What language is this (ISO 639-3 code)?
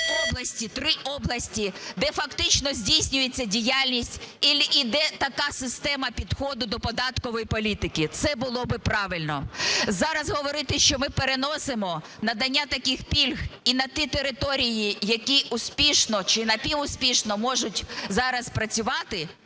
ukr